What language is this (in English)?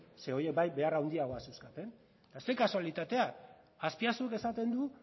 Basque